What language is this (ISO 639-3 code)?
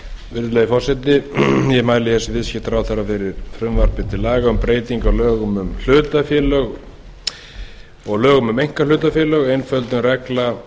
isl